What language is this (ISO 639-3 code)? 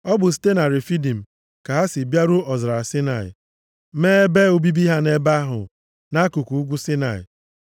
ibo